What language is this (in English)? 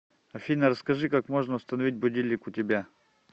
Russian